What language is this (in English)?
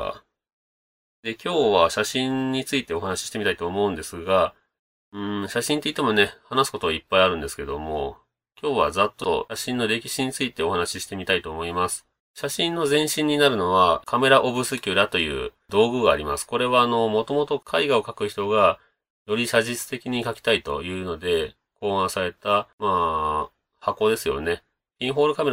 Japanese